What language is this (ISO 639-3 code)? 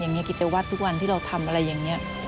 tha